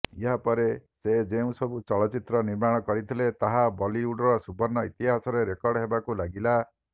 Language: Odia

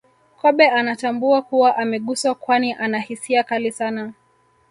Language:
Swahili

